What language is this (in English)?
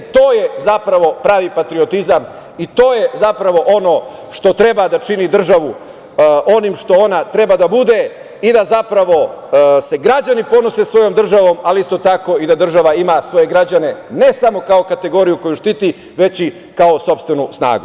Serbian